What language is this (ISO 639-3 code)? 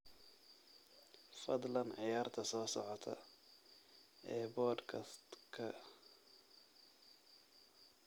som